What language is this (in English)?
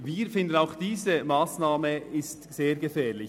Swiss German